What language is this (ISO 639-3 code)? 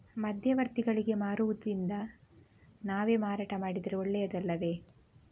kan